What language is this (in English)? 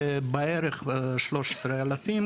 Hebrew